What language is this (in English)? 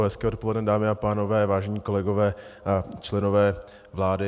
Czech